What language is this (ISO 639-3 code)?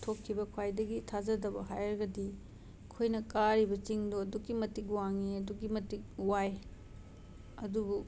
mni